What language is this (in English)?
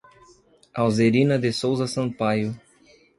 Portuguese